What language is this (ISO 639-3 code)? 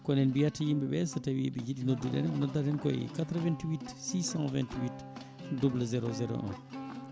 ful